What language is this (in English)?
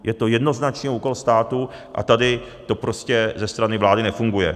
Czech